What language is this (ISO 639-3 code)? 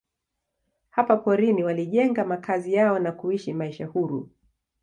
swa